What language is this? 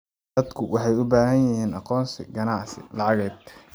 Somali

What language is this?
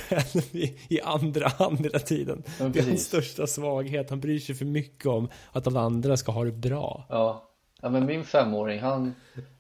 Swedish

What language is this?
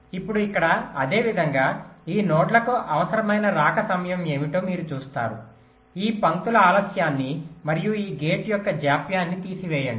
Telugu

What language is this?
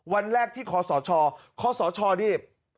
Thai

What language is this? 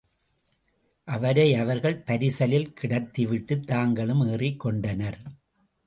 Tamil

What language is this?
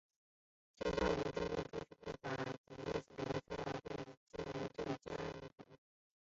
Chinese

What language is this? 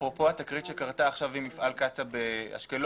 Hebrew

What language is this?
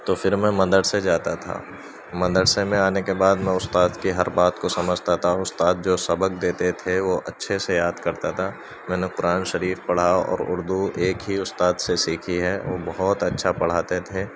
Urdu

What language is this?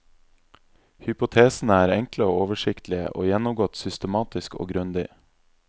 Norwegian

